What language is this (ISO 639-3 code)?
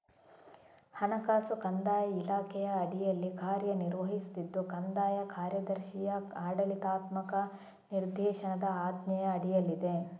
kan